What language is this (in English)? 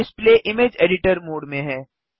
Hindi